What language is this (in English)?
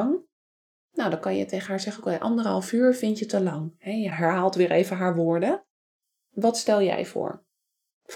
Dutch